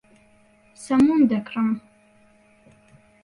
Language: Central Kurdish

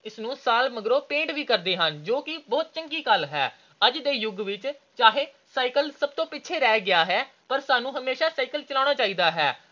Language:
Punjabi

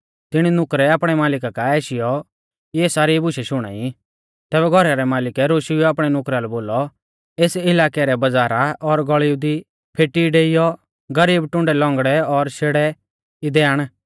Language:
Mahasu Pahari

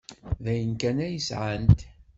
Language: Kabyle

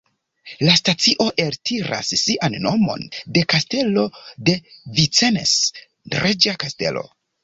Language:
Esperanto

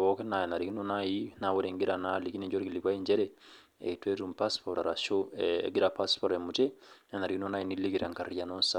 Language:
Masai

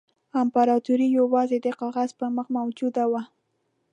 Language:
Pashto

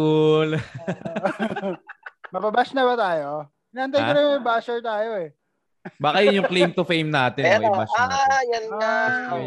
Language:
Filipino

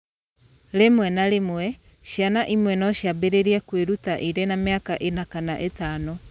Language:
Kikuyu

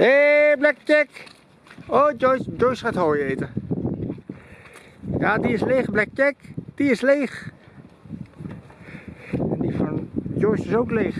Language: Dutch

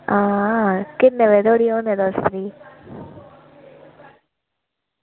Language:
Dogri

